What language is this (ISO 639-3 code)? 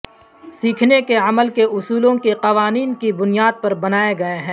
urd